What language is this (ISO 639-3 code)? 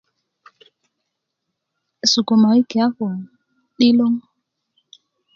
ukv